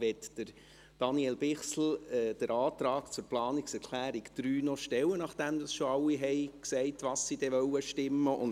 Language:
Swiss German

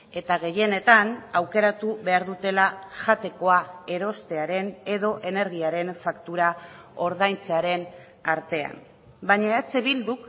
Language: Basque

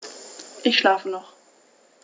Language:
German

